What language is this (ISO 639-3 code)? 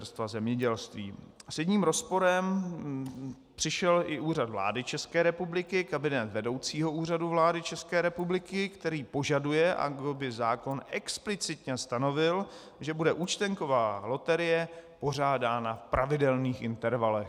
ces